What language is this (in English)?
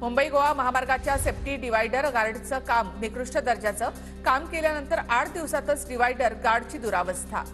Marathi